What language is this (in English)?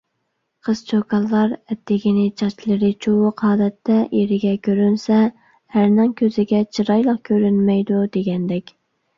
Uyghur